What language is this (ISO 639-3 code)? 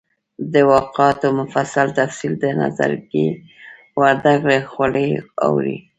pus